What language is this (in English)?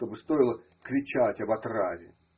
Russian